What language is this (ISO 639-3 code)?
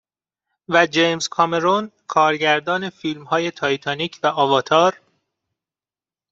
fas